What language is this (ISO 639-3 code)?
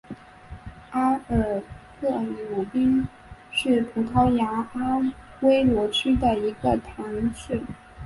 zho